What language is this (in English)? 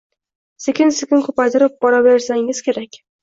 Uzbek